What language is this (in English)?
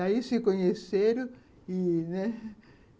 Portuguese